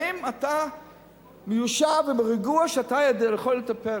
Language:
Hebrew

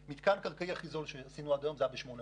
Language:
Hebrew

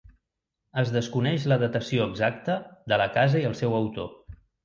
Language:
Catalan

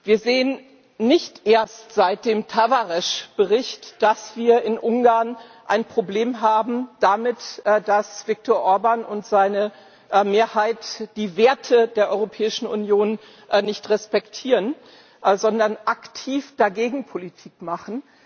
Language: German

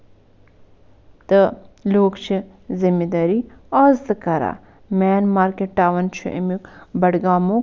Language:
Kashmiri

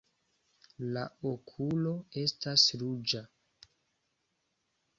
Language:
Esperanto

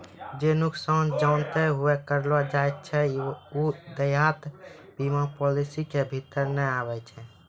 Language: Maithili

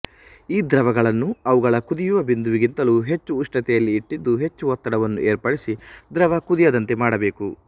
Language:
Kannada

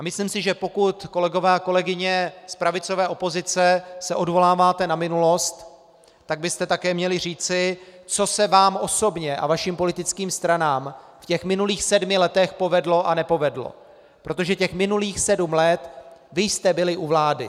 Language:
Czech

